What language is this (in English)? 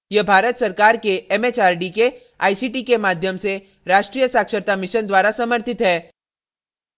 Hindi